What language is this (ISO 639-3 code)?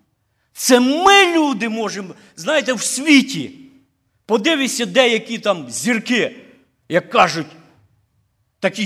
ukr